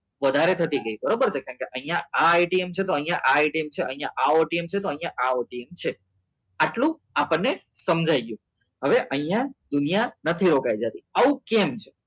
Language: Gujarati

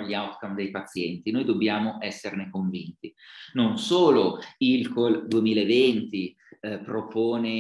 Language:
Italian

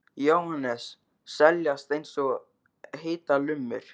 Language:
Icelandic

